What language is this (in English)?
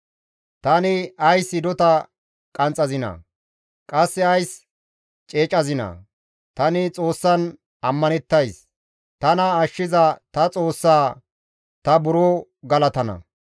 Gamo